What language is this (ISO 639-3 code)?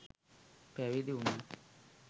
sin